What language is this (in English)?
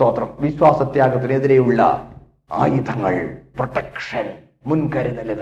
Malayalam